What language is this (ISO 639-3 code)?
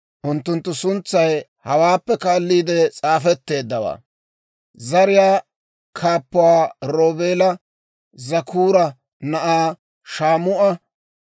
dwr